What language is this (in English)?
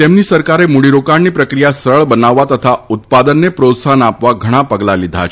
Gujarati